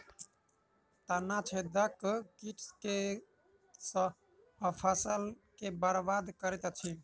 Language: Maithili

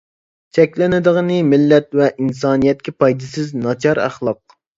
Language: Uyghur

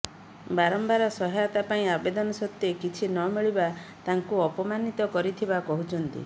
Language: Odia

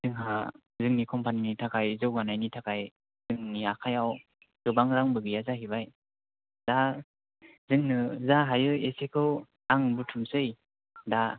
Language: Bodo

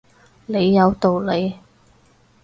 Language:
Cantonese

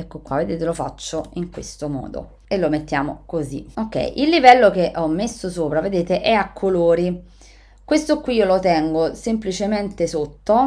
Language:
Italian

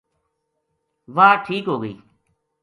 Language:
Gujari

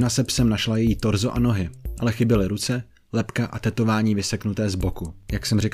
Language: Czech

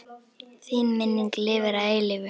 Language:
Icelandic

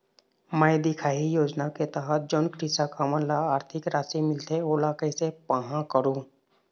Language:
Chhattisgarhi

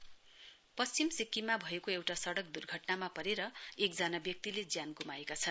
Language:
Nepali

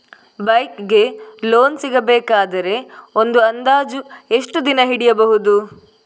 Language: Kannada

